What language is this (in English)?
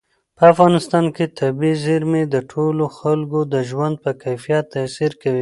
Pashto